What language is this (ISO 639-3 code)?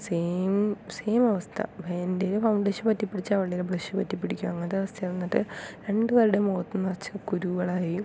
mal